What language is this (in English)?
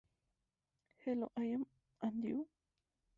Spanish